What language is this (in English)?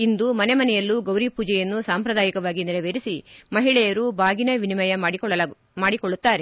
Kannada